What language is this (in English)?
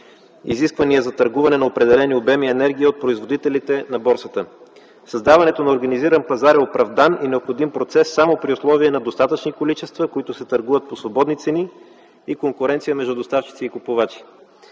Bulgarian